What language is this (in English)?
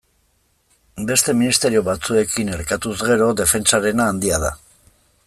Basque